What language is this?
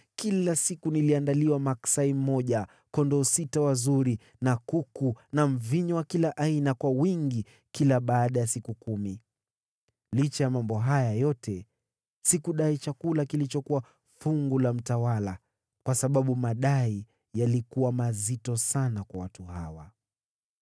Swahili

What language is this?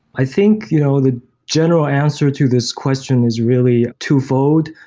English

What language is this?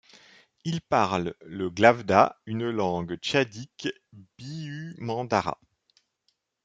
French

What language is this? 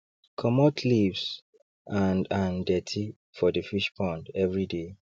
Nigerian Pidgin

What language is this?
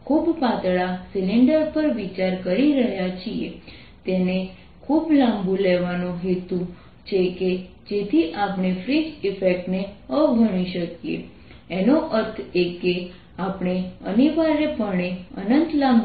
Gujarati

